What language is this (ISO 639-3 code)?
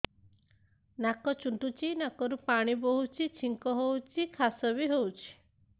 ori